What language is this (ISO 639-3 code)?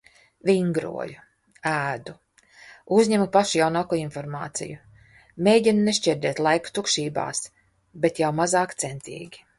lav